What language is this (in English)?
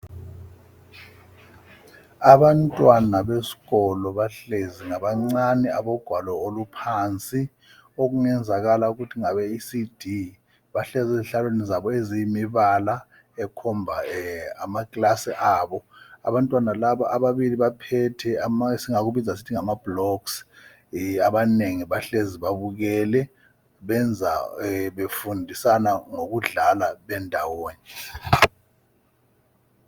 North Ndebele